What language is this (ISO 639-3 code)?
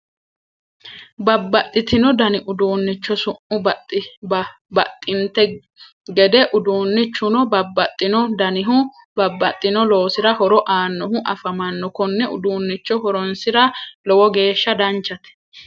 sid